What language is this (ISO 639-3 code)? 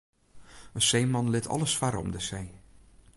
fry